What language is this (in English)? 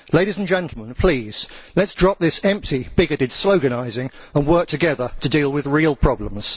English